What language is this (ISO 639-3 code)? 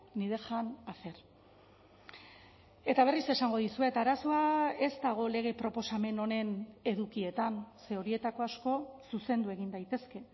eus